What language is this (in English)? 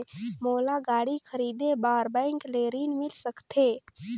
Chhattisgarhi